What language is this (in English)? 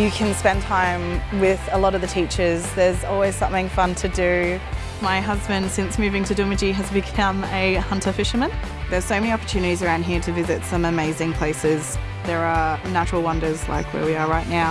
English